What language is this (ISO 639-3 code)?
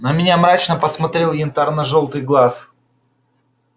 rus